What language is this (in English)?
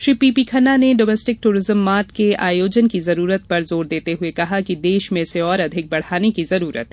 Hindi